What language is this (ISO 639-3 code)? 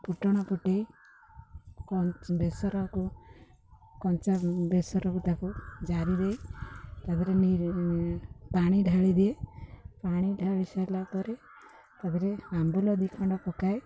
ori